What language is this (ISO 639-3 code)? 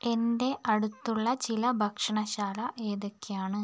mal